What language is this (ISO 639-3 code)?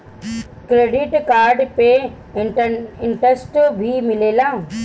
bho